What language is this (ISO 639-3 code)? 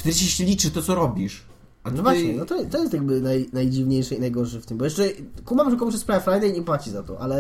pol